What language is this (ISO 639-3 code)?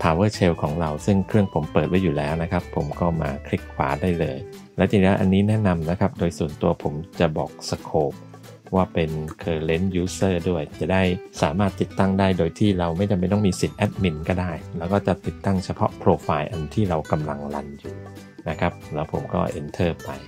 tha